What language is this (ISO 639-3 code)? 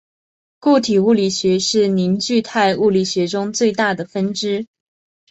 zho